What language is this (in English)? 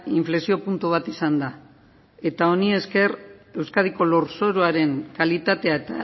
Basque